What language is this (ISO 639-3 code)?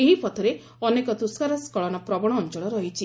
ori